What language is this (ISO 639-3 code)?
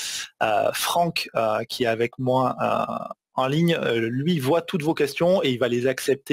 fra